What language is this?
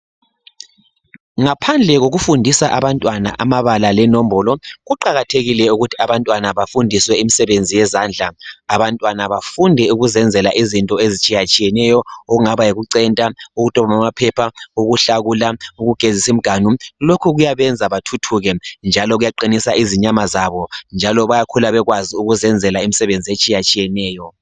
North Ndebele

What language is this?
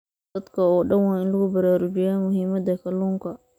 Somali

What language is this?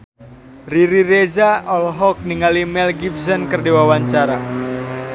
Sundanese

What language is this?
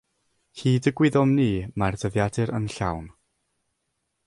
Welsh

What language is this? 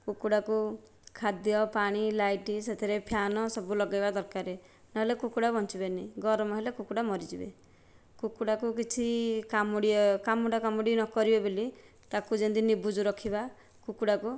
Odia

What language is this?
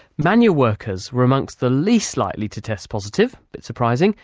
English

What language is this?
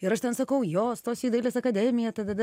Lithuanian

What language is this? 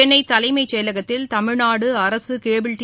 Tamil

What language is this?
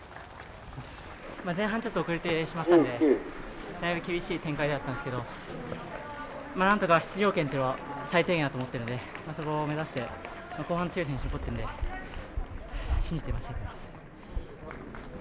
Japanese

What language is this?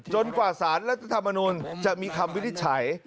Thai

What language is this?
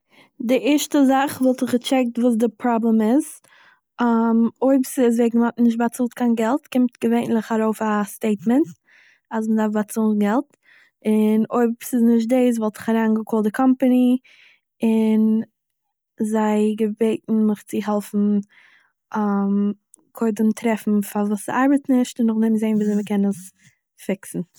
Yiddish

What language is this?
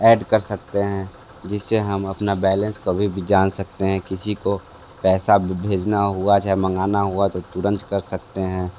Hindi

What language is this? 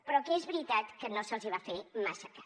Catalan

